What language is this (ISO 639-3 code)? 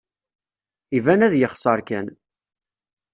kab